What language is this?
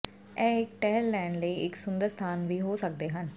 Punjabi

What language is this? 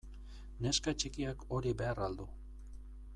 Basque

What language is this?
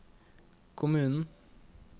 Norwegian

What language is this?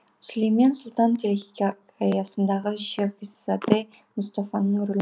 Kazakh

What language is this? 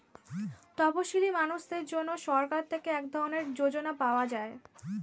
Bangla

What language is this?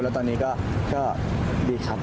Thai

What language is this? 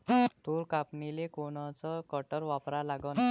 Marathi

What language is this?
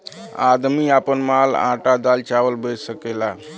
Bhojpuri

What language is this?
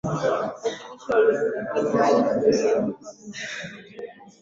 Swahili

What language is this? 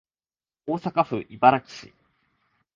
Japanese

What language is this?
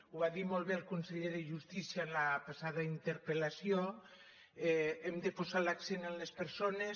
Catalan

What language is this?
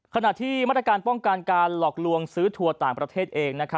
Thai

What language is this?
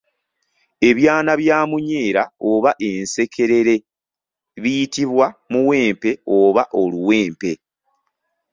Ganda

